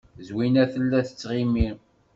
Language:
Kabyle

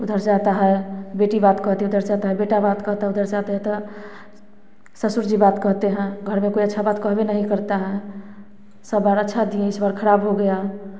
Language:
Hindi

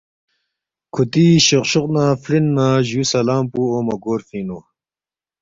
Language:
Balti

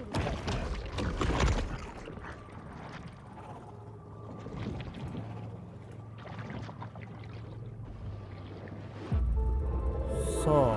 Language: Japanese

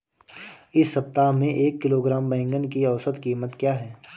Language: Hindi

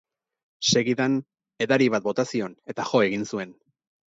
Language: Basque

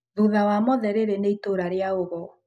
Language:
Kikuyu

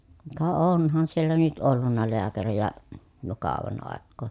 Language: Finnish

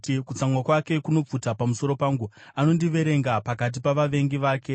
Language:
Shona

